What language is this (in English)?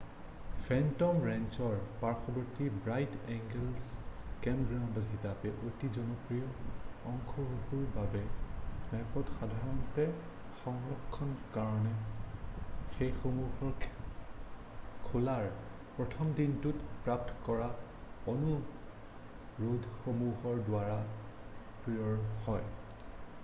Assamese